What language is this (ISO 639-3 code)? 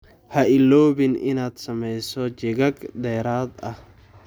som